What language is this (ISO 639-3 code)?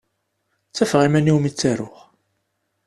kab